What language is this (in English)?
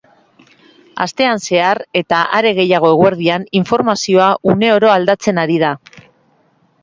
Basque